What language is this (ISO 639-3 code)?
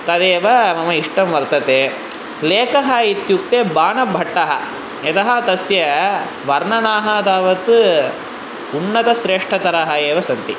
san